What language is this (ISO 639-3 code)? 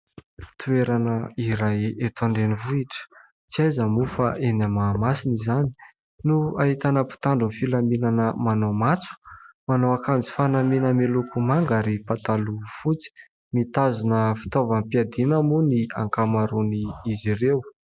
mlg